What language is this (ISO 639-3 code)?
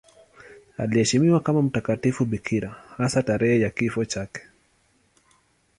swa